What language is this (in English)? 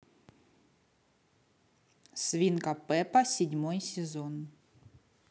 Russian